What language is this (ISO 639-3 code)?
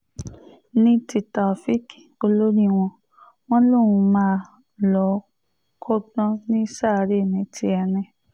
yor